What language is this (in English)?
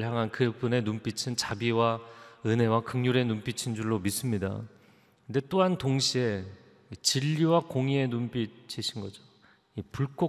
Korean